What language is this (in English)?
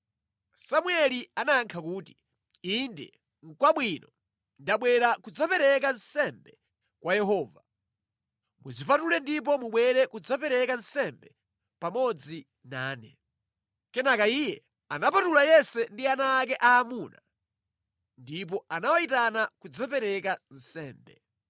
Nyanja